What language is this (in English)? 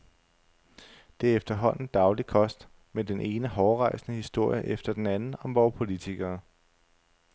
Danish